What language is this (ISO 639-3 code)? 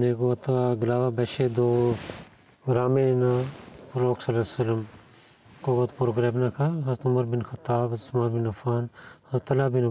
bul